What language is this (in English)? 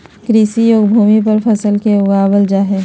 Magahi